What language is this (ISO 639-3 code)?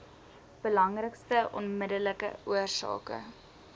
afr